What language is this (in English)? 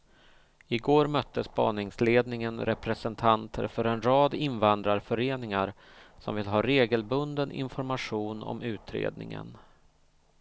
Swedish